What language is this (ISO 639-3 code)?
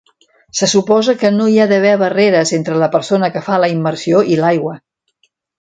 cat